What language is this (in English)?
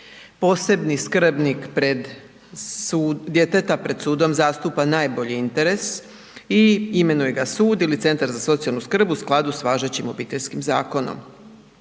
Croatian